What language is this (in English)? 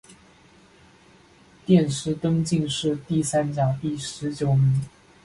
Chinese